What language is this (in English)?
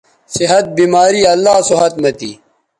Bateri